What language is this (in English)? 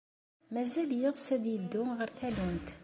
Kabyle